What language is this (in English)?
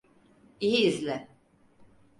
Turkish